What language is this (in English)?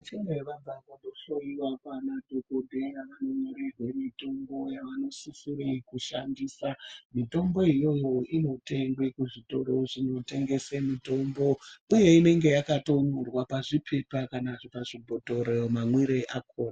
Ndau